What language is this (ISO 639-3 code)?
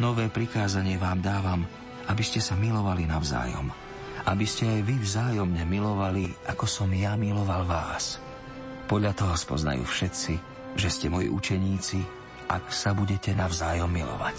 slk